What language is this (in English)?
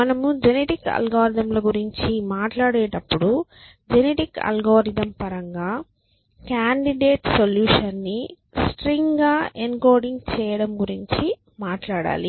Telugu